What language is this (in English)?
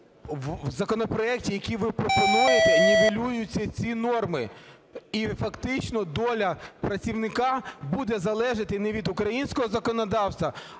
Ukrainian